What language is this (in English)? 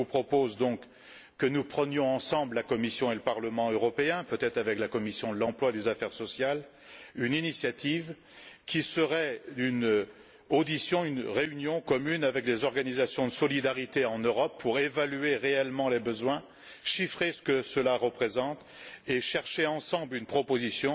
French